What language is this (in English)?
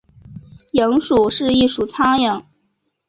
Chinese